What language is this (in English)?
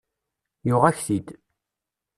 Kabyle